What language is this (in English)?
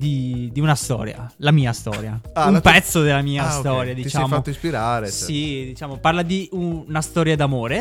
Italian